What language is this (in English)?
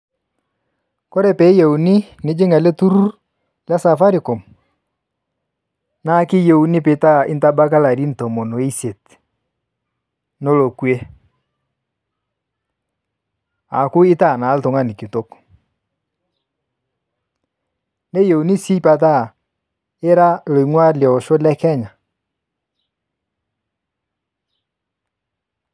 Masai